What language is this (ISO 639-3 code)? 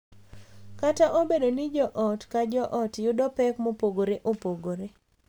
luo